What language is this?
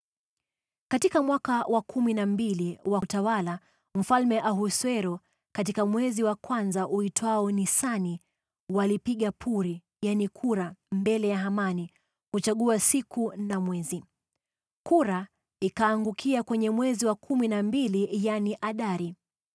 Swahili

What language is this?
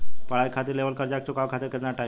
Bhojpuri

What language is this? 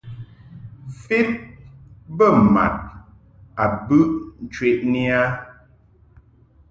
Mungaka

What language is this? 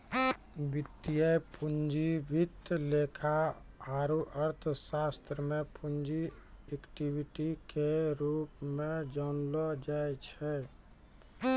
Maithili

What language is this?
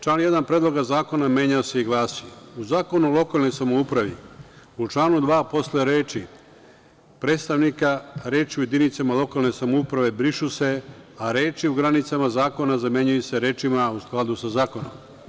Serbian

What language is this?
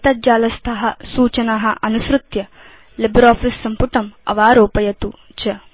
Sanskrit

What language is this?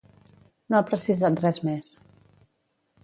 Catalan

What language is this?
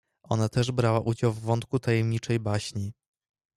Polish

